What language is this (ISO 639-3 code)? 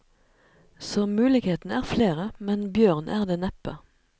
nor